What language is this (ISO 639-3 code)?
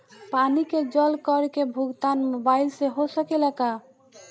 bho